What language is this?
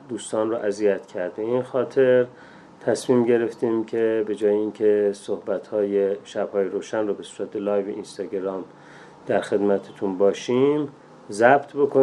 Persian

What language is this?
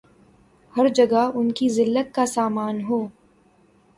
Urdu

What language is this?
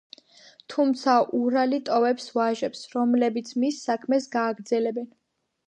Georgian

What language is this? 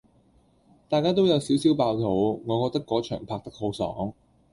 Cantonese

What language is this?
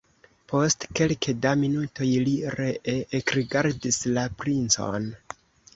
Esperanto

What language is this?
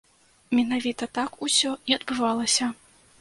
Belarusian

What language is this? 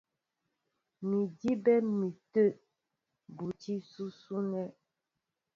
Mbo (Cameroon)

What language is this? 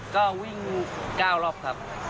Thai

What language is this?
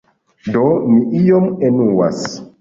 Esperanto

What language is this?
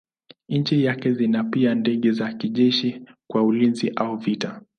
Swahili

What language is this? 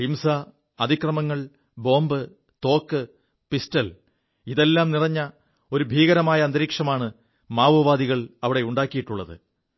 Malayalam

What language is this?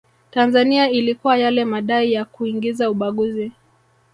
Swahili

